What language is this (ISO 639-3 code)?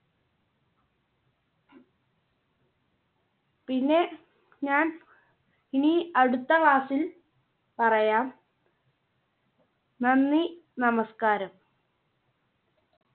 mal